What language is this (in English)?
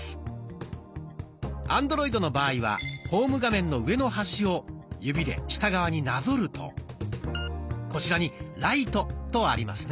Japanese